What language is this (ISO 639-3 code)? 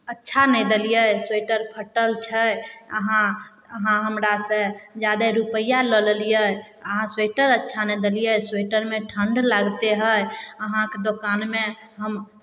mai